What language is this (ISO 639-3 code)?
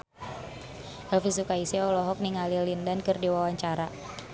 sun